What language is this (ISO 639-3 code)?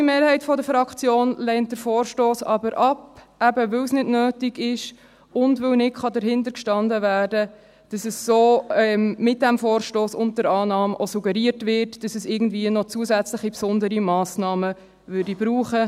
gsw